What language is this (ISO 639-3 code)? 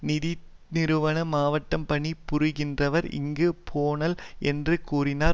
tam